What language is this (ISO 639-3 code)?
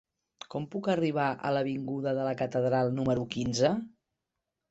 cat